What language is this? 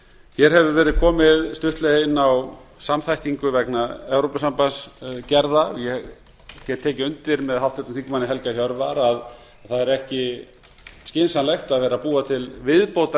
Icelandic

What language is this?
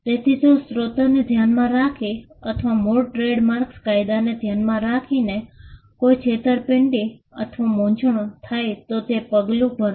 Gujarati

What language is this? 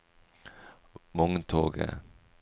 Norwegian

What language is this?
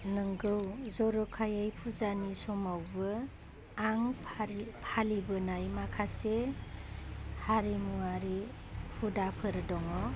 Bodo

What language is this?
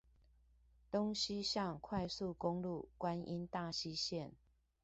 Chinese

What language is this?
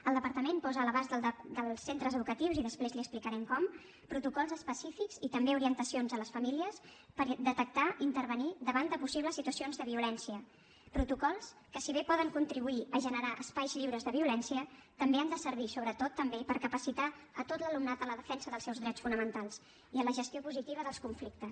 Catalan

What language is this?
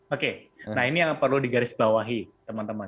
Indonesian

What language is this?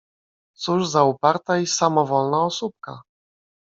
Polish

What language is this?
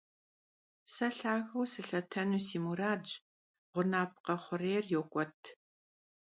Kabardian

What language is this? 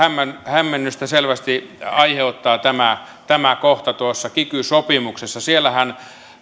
Finnish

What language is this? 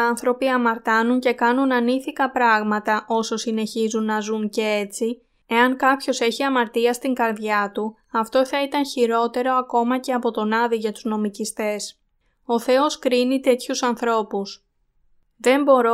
Greek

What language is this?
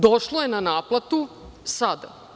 Serbian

